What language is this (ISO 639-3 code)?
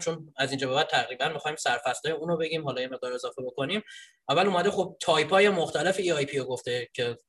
fas